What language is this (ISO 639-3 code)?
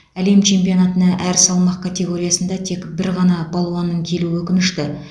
kaz